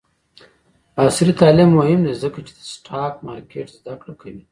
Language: Pashto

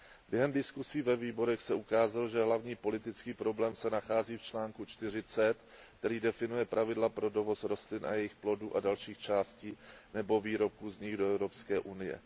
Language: Czech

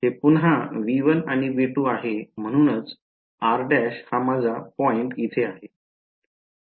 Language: Marathi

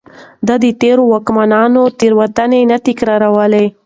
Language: Pashto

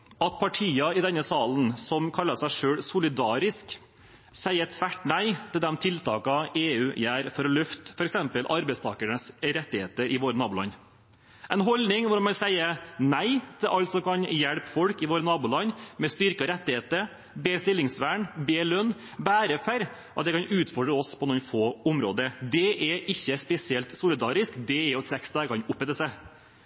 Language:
Norwegian Bokmål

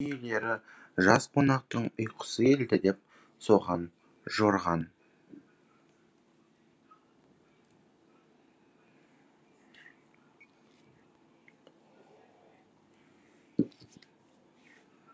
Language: Kazakh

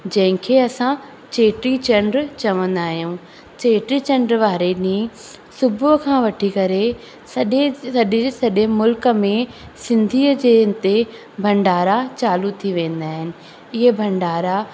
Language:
Sindhi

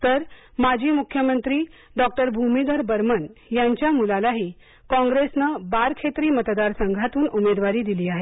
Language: Marathi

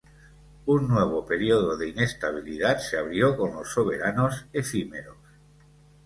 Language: Spanish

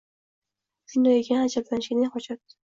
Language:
Uzbek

